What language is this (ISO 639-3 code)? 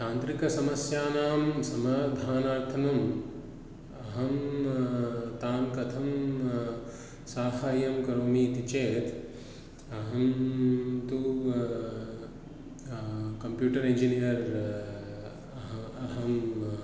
san